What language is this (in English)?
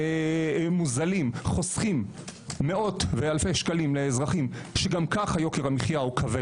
Hebrew